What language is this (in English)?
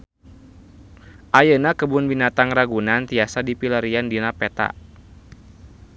Sundanese